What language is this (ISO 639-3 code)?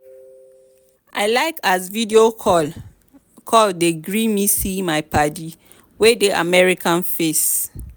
pcm